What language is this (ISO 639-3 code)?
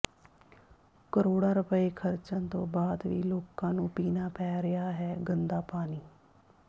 pan